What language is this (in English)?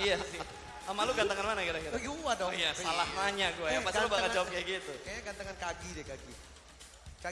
Indonesian